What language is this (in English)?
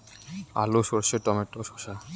Bangla